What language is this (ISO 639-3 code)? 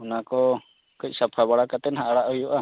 sat